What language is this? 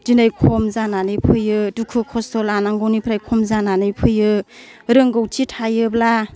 Bodo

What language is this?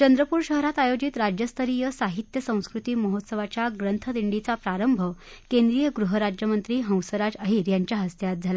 Marathi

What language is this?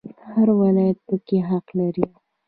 Pashto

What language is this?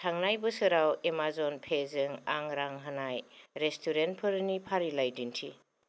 Bodo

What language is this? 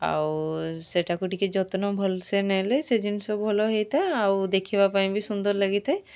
Odia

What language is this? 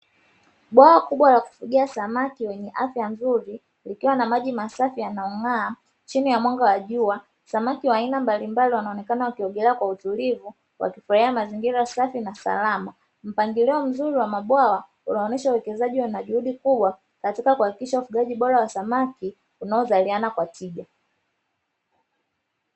Swahili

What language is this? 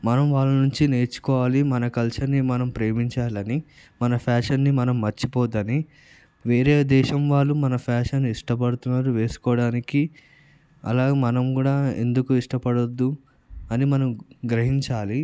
Telugu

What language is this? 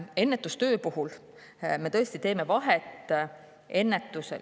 Estonian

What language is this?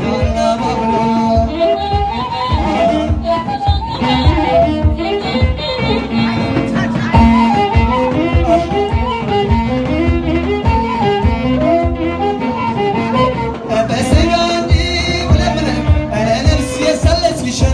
French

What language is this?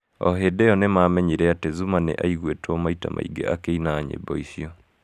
Kikuyu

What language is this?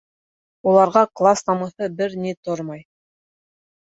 Bashkir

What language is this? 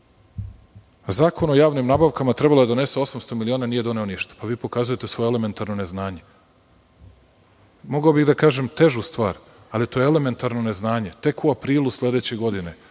Serbian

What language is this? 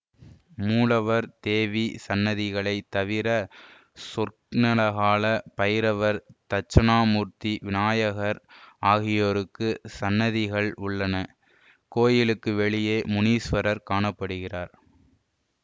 Tamil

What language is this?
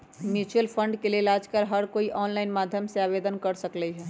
Magahi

